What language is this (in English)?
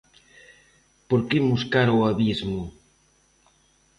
Galician